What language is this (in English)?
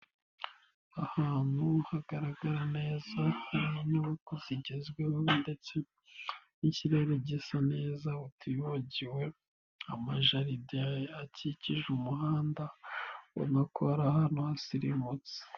Kinyarwanda